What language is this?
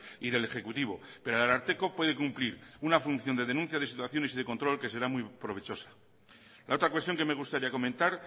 Spanish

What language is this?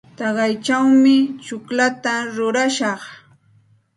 Santa Ana de Tusi Pasco Quechua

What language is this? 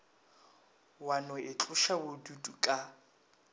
Northern Sotho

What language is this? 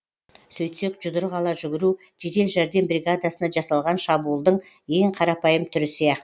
Kazakh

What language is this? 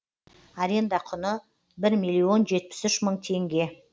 Kazakh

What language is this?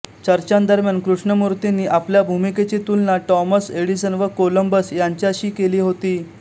Marathi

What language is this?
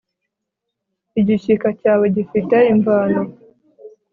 Kinyarwanda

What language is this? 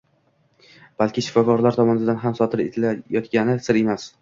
Uzbek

